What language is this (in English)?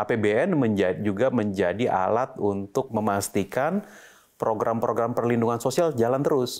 Indonesian